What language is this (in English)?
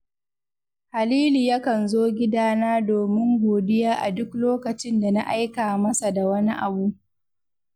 Hausa